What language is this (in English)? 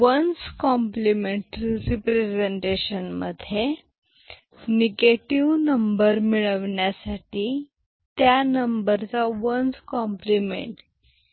Marathi